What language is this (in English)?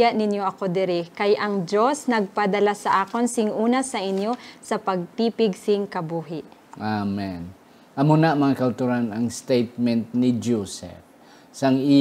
Filipino